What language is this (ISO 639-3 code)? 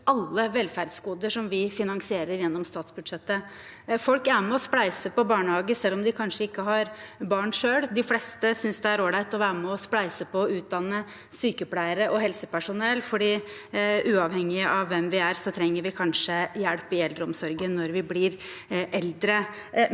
nor